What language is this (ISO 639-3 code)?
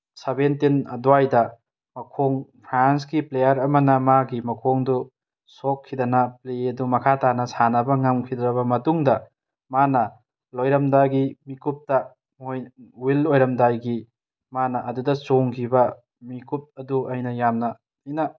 mni